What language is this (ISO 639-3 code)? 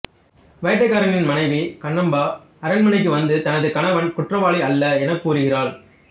tam